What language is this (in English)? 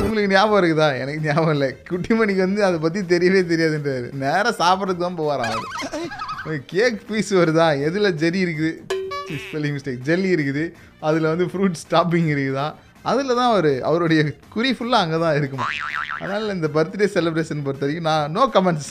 Tamil